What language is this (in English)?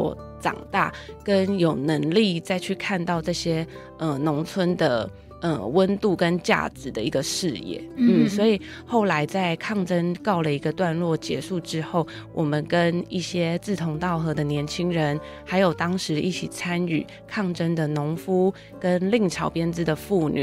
Chinese